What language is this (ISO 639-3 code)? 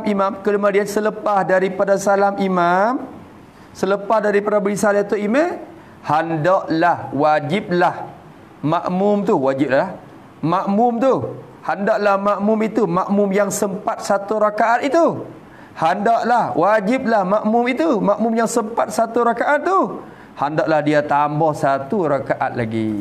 msa